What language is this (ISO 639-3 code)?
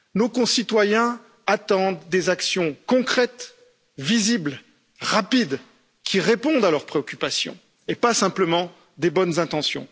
fra